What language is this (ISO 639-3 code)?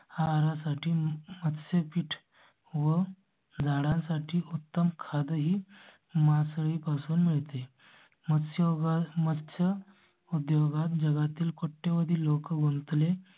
mar